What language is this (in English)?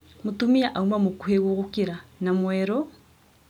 Kikuyu